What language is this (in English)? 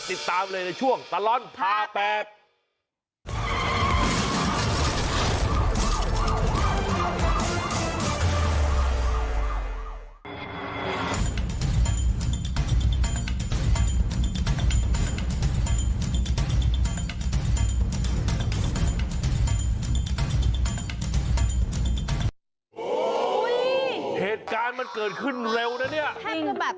Thai